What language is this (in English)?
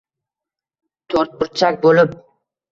Uzbek